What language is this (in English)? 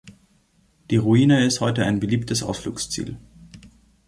German